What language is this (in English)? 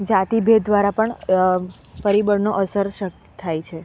Gujarati